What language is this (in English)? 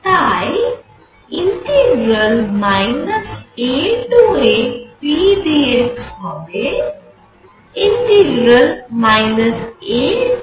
Bangla